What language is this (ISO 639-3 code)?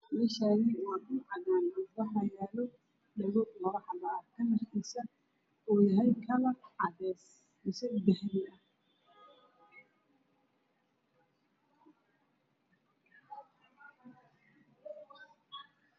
som